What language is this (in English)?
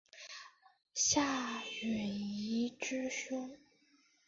Chinese